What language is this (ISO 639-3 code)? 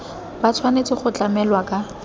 tsn